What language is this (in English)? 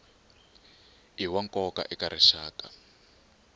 Tsonga